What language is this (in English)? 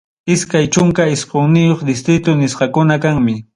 Ayacucho Quechua